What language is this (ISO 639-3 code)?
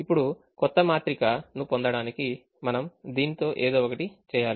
tel